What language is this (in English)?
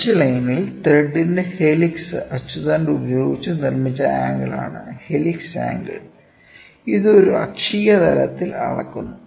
Malayalam